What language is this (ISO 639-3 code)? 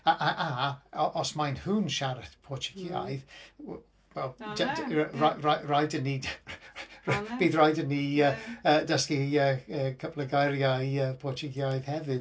cym